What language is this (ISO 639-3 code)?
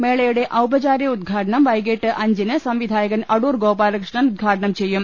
mal